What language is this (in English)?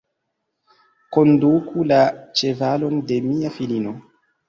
Esperanto